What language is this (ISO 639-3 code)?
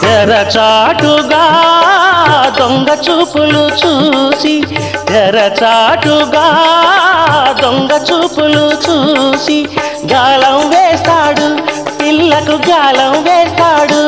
hin